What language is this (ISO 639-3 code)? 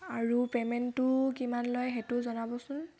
asm